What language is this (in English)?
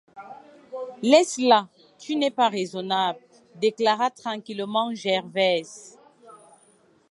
French